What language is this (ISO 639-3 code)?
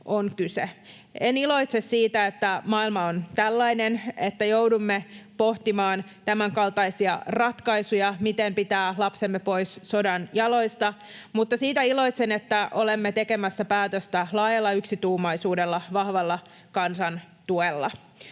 fin